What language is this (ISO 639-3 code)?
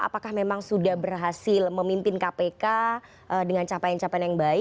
ind